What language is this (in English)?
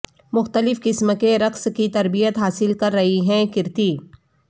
Urdu